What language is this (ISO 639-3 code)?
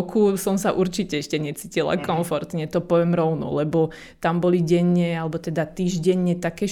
slk